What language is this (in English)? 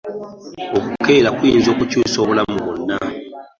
Ganda